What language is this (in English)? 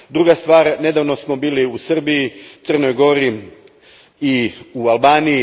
Croatian